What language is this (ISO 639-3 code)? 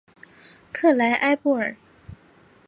zho